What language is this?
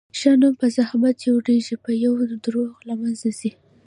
Pashto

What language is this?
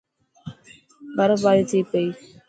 Dhatki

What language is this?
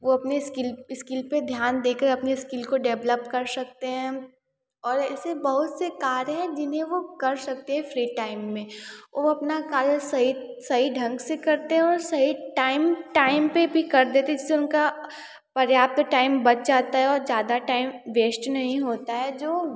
Hindi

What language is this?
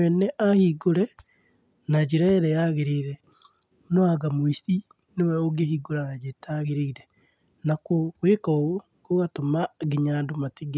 Kikuyu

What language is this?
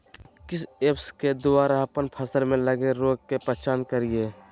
Magahi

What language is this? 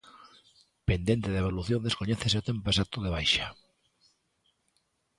Galician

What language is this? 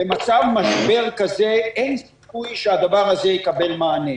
Hebrew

